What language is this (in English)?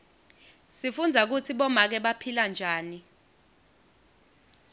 Swati